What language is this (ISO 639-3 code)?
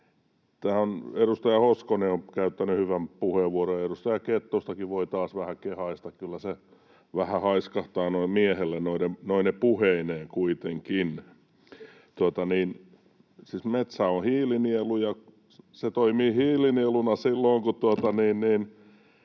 fin